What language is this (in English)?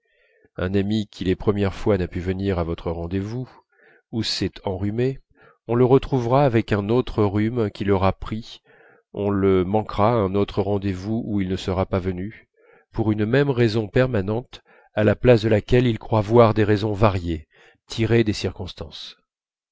French